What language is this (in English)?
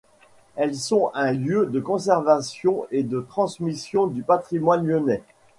French